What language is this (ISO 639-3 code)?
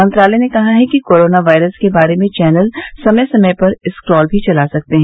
hin